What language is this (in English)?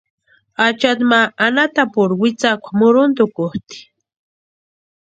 Western Highland Purepecha